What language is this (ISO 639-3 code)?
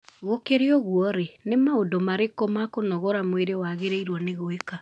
kik